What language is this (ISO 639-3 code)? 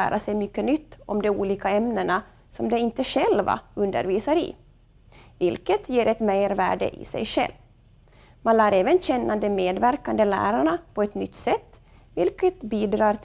swe